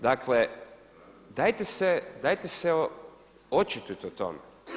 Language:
Croatian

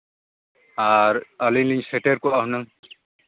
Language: Santali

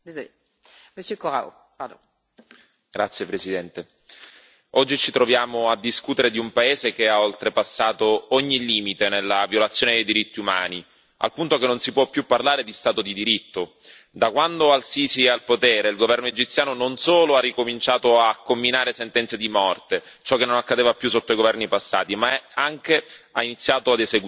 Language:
Italian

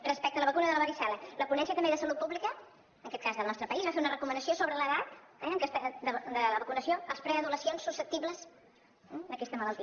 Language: Catalan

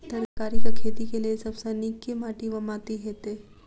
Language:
Maithili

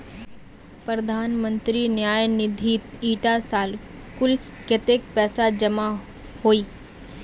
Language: Magahi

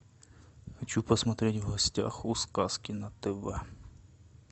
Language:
Russian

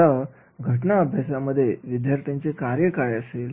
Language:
Marathi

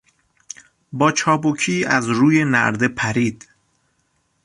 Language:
Persian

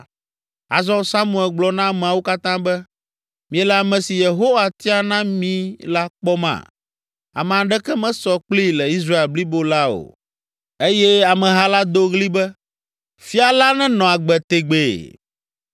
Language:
Ewe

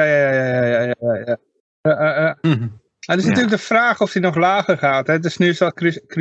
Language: Dutch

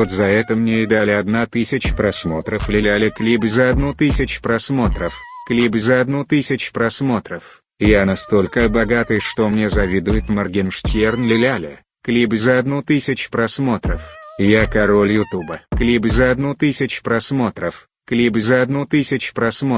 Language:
Russian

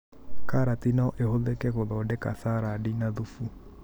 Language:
Kikuyu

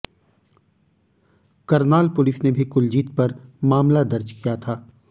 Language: Hindi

